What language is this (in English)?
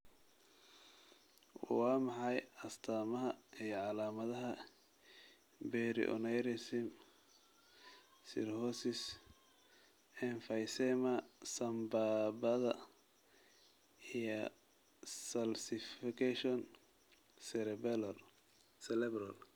Somali